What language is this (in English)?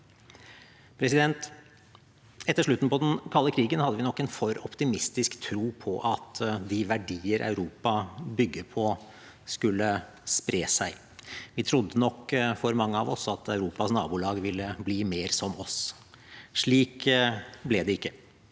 Norwegian